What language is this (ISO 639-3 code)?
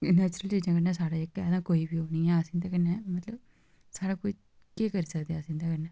doi